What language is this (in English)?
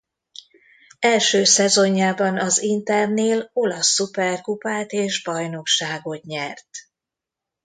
Hungarian